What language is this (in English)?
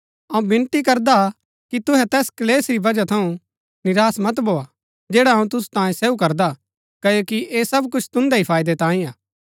Gaddi